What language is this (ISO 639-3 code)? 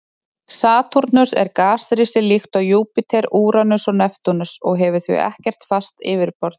isl